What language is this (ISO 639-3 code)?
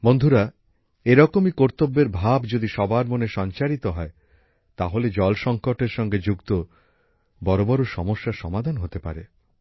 ben